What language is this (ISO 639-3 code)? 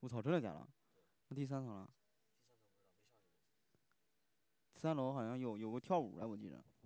zho